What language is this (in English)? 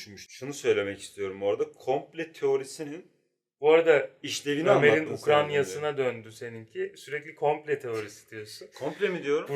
Turkish